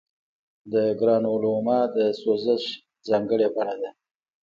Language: Pashto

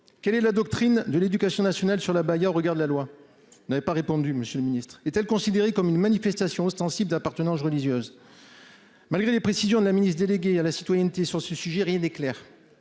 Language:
French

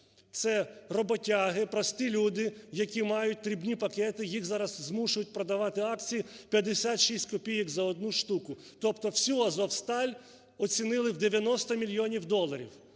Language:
Ukrainian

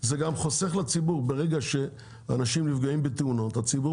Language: Hebrew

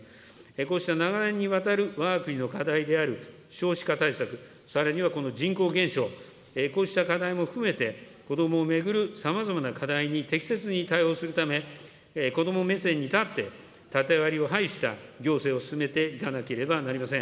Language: Japanese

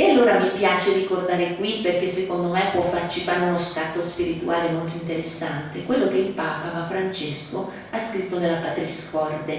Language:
Italian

